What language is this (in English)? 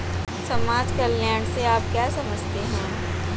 Hindi